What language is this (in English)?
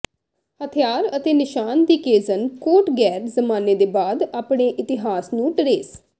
Punjabi